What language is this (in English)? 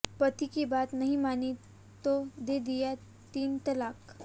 Hindi